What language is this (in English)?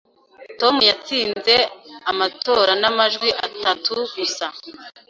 Kinyarwanda